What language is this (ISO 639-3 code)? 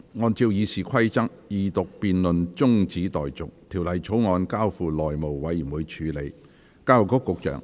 yue